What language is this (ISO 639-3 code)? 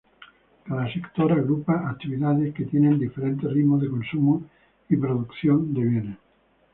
spa